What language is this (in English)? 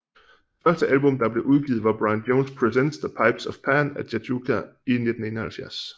Danish